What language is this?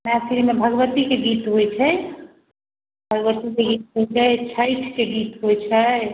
Maithili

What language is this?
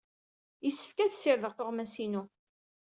Kabyle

